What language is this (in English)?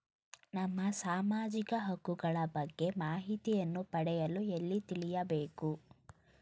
Kannada